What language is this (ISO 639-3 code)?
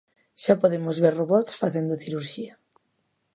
glg